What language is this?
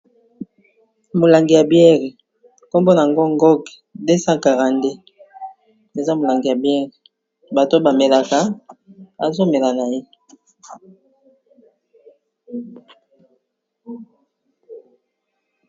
Lingala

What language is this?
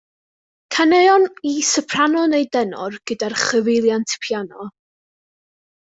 Welsh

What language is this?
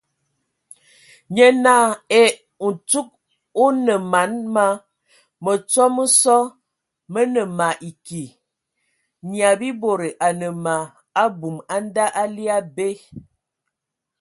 Ewondo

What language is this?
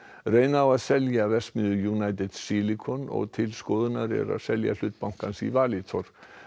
Icelandic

